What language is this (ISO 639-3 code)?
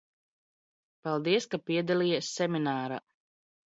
lav